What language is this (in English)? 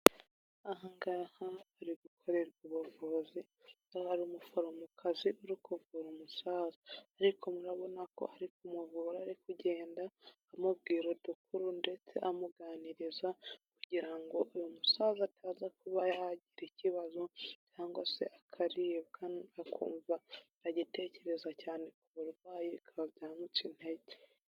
Kinyarwanda